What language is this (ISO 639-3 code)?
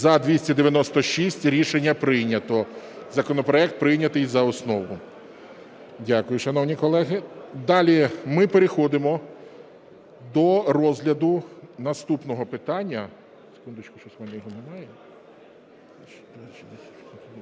ukr